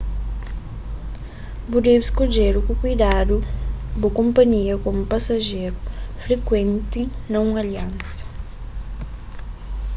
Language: Kabuverdianu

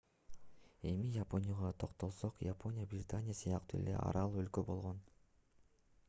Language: Kyrgyz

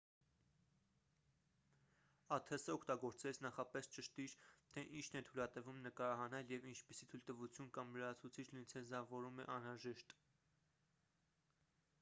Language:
Armenian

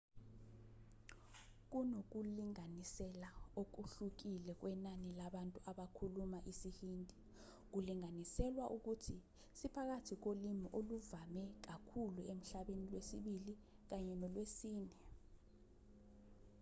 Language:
Zulu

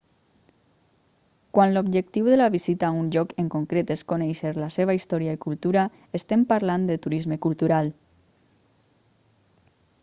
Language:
Catalan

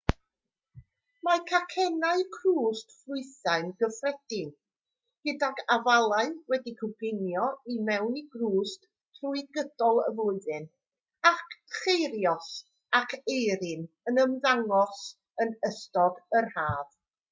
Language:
Welsh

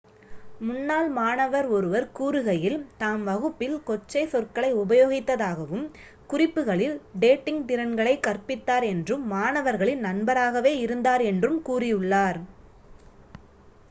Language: Tamil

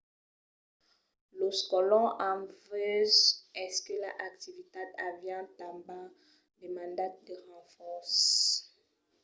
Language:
Occitan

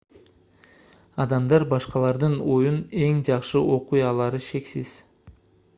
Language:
Kyrgyz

